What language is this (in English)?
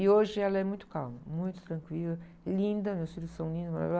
Portuguese